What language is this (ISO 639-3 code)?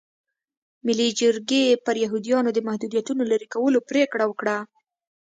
pus